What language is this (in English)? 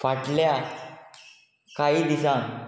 Konkani